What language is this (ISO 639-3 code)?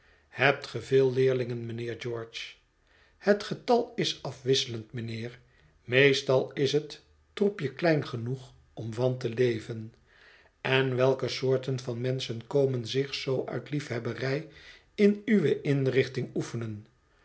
nld